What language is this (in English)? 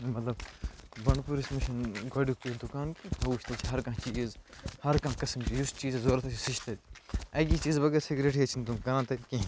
Kashmiri